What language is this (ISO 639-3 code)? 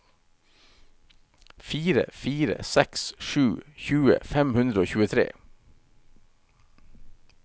nor